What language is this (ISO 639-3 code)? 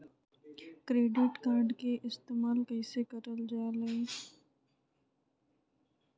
mag